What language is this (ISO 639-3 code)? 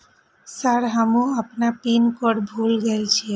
mai